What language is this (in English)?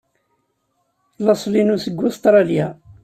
Kabyle